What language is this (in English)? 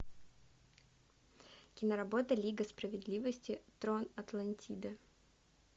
Russian